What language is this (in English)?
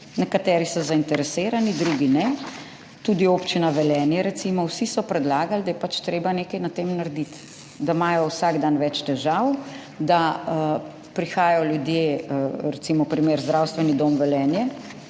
Slovenian